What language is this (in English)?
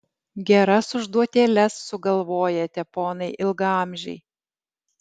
Lithuanian